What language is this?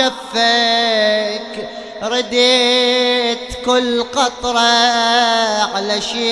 Arabic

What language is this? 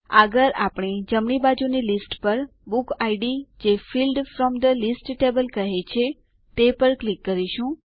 Gujarati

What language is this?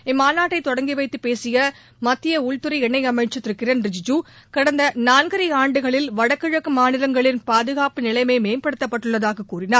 Tamil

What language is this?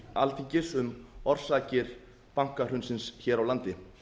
Icelandic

